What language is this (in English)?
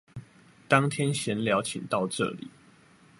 Chinese